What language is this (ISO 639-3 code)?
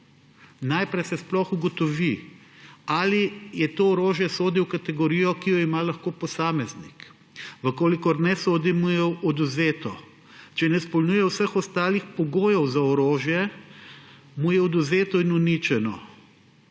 slv